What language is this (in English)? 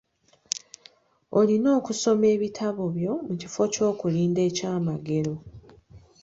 Ganda